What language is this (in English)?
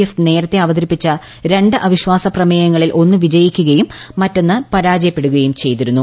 Malayalam